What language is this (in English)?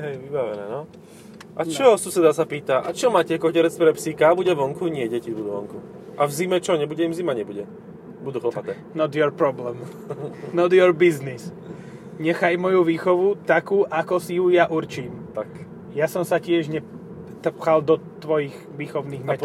Slovak